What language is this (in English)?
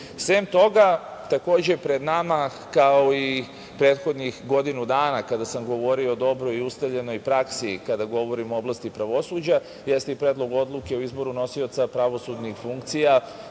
Serbian